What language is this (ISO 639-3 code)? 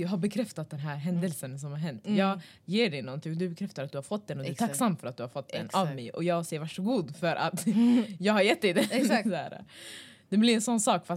swe